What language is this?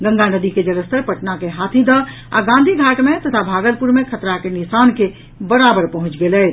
Maithili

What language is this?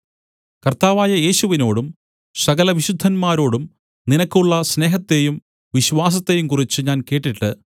Malayalam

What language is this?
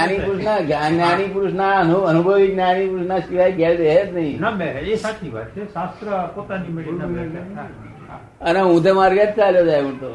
Gujarati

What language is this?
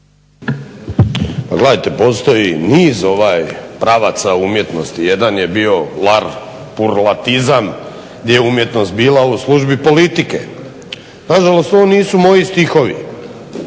Croatian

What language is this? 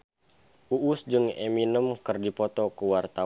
Sundanese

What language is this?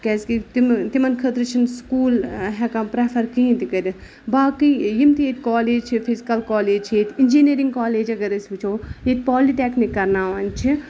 Kashmiri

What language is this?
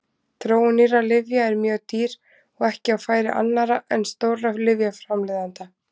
Icelandic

